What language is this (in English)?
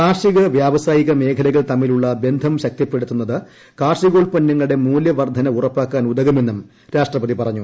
Malayalam